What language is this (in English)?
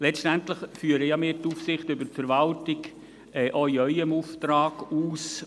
Swiss German